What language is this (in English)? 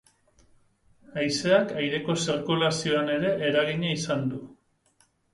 Basque